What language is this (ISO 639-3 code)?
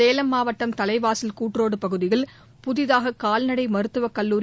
tam